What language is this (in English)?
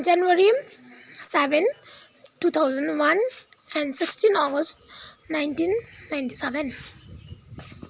Nepali